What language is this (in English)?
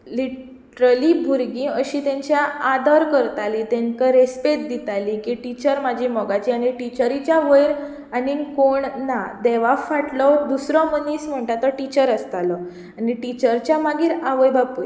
Konkani